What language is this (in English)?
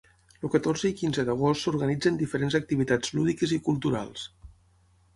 Catalan